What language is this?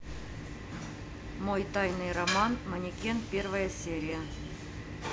Russian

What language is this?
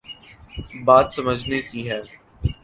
Urdu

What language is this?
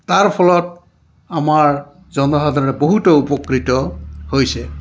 Assamese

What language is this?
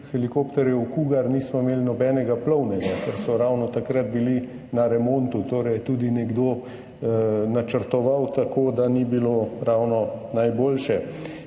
Slovenian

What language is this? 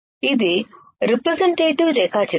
Telugu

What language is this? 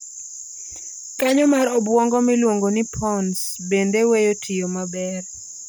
Luo (Kenya and Tanzania)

